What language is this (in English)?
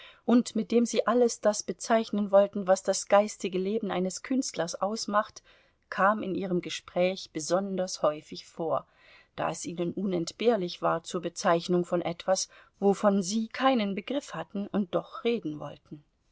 German